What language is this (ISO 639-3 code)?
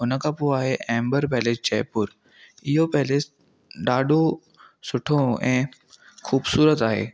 snd